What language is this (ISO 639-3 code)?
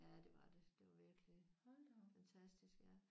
dan